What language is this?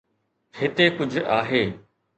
Sindhi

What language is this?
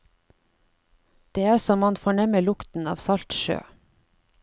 Norwegian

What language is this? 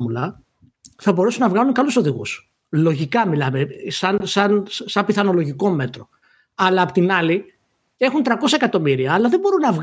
Greek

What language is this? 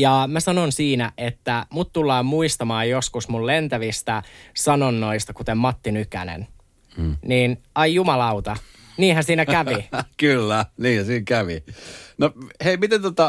Finnish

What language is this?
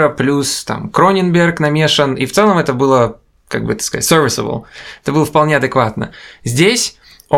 Russian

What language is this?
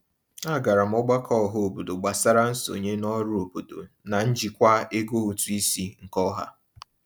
Igbo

